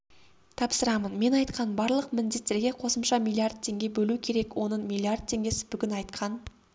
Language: Kazakh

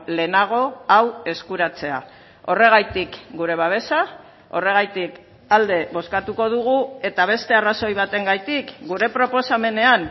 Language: Basque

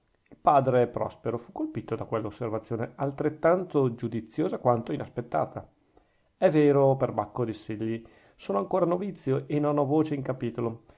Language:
Italian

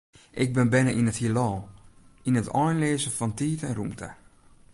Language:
Western Frisian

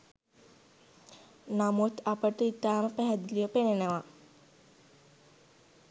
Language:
Sinhala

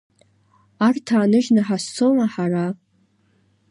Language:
Abkhazian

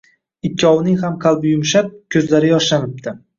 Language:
Uzbek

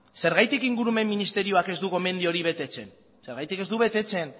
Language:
Basque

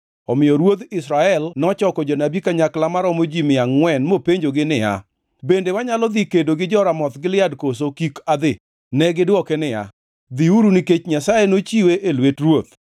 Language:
Luo (Kenya and Tanzania)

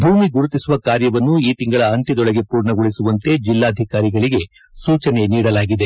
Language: Kannada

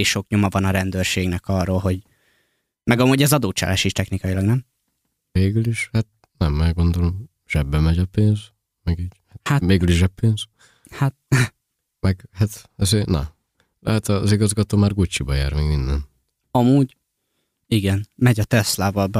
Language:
Hungarian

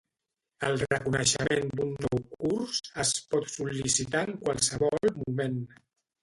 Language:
Catalan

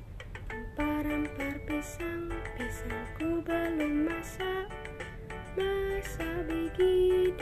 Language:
Indonesian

